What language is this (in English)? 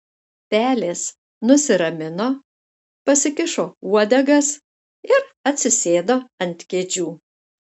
Lithuanian